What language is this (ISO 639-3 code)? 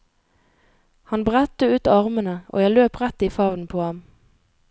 nor